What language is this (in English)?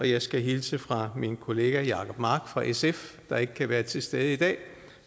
Danish